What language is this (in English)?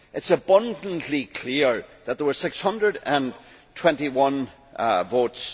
English